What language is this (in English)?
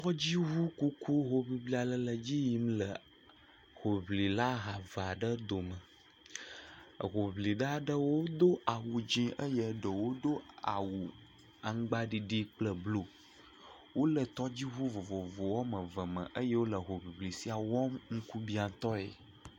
Ewe